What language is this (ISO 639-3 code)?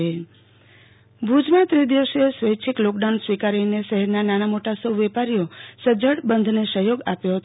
guj